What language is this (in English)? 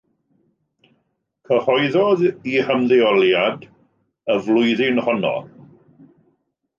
Welsh